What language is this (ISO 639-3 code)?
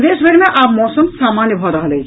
mai